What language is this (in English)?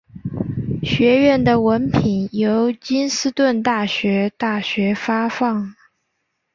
Chinese